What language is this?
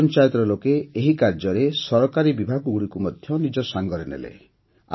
Odia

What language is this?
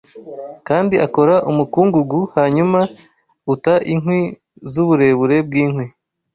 Kinyarwanda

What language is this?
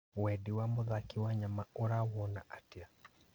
Kikuyu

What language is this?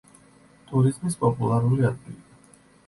Georgian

